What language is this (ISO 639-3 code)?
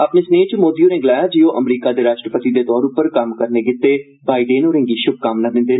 doi